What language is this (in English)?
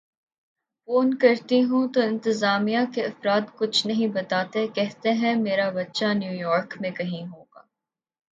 Urdu